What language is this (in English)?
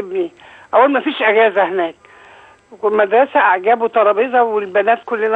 Arabic